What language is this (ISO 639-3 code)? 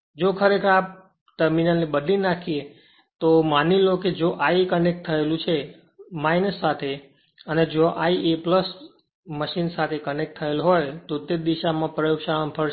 guj